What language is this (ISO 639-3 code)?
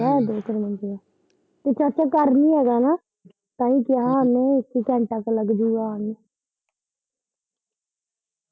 pan